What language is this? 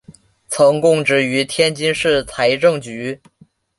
Chinese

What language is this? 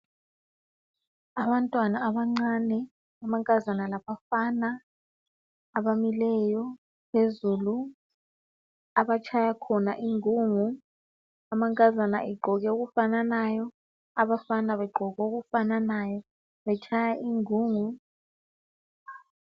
North Ndebele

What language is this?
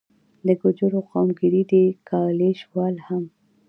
Pashto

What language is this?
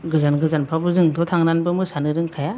Bodo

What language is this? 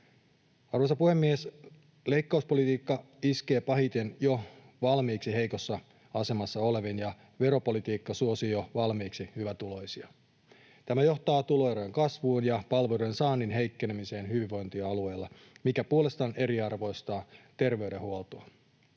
Finnish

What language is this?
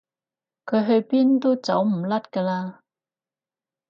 Cantonese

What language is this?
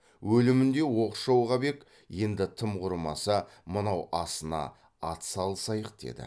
Kazakh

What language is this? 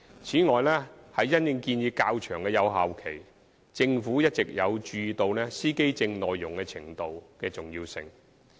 Cantonese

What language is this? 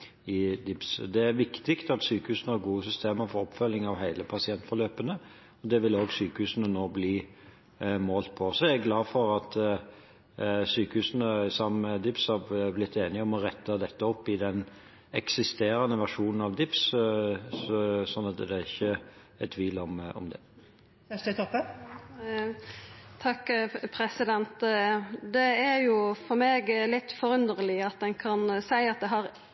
Norwegian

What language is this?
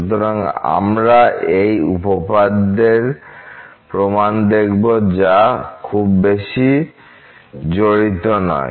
Bangla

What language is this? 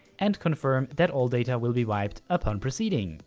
English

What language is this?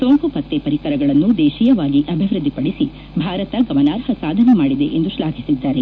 Kannada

